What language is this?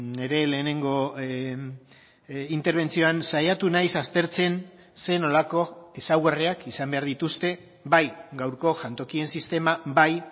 Basque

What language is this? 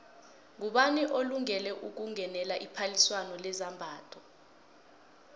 South Ndebele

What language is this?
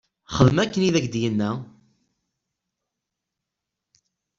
Kabyle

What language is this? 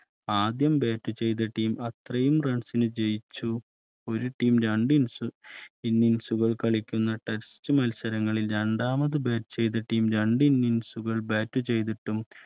Malayalam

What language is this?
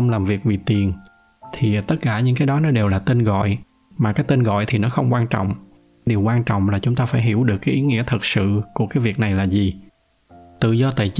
Vietnamese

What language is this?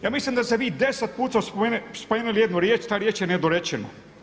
Croatian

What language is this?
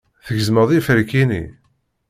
Kabyle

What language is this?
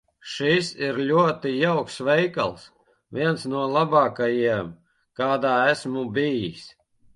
Latvian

